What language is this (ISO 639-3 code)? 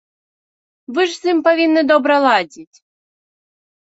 bel